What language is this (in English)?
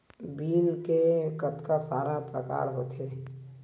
Chhattisgarhi